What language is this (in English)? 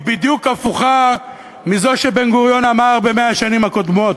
Hebrew